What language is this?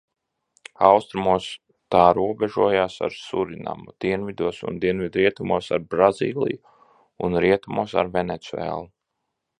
Latvian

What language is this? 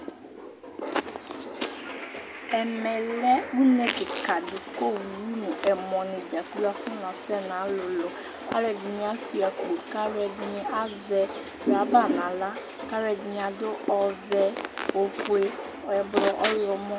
Ikposo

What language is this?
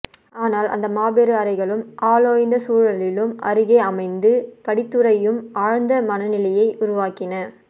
Tamil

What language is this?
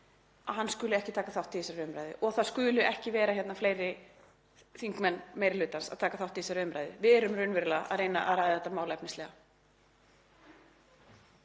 Icelandic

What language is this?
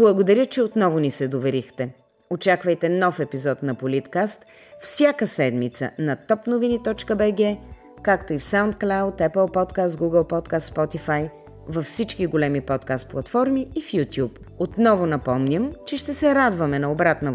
Bulgarian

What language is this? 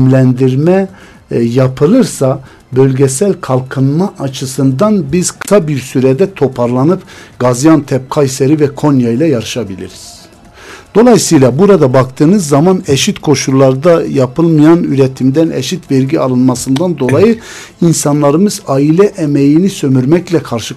Turkish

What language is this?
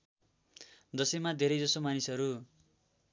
Nepali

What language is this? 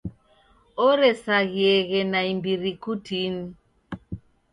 Taita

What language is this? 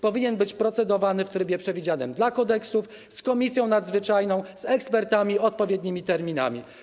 Polish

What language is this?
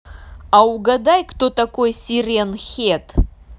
Russian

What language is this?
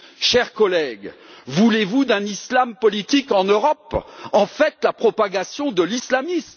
French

